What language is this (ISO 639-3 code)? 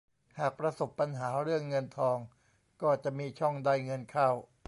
tha